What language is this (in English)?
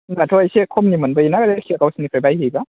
Bodo